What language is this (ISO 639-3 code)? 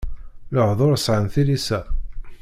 kab